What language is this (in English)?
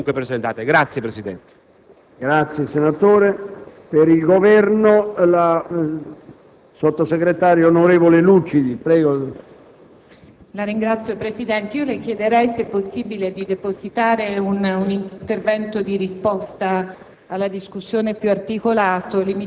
Italian